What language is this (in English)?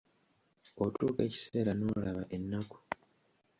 Ganda